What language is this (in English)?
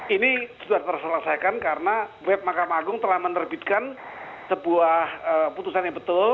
Indonesian